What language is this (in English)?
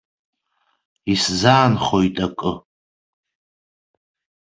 Abkhazian